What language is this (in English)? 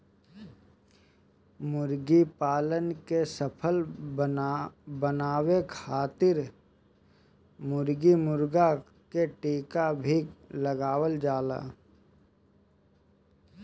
Bhojpuri